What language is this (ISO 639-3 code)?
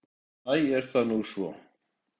isl